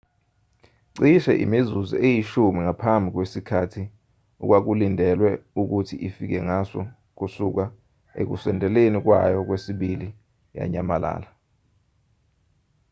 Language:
Zulu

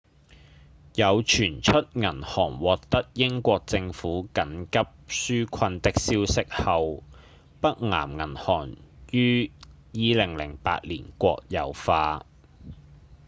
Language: Cantonese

